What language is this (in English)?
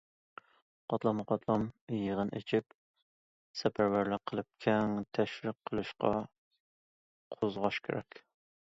Uyghur